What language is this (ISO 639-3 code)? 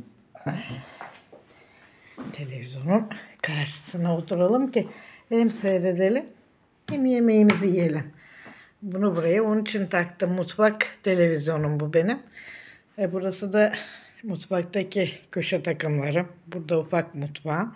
tur